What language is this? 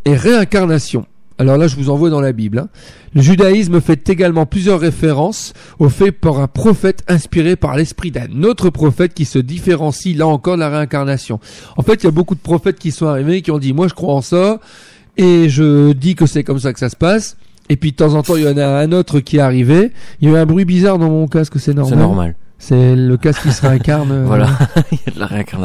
French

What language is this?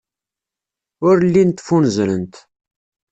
Kabyle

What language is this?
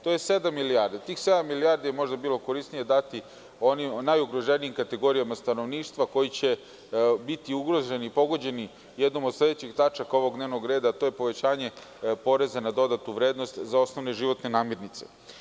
Serbian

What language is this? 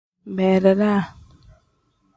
Tem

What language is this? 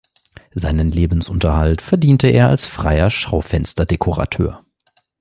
German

